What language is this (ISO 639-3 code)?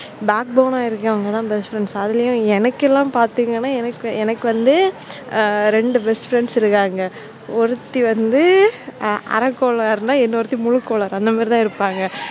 tam